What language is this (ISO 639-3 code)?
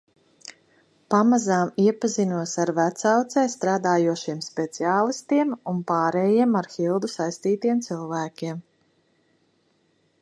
lav